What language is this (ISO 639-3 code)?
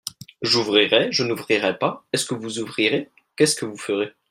fra